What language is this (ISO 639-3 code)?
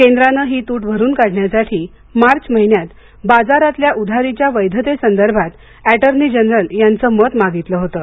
mar